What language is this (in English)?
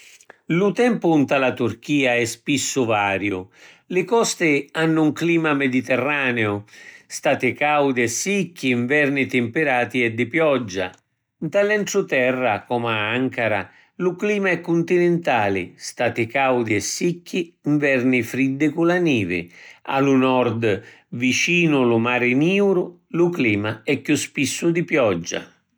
Sicilian